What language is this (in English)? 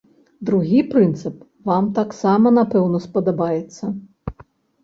Belarusian